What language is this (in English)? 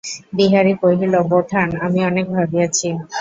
Bangla